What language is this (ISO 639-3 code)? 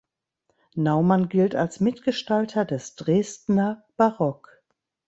deu